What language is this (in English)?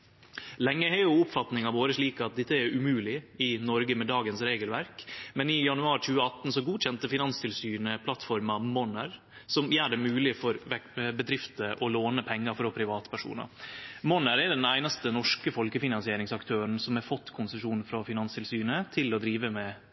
Norwegian Nynorsk